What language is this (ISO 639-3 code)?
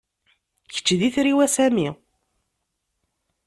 kab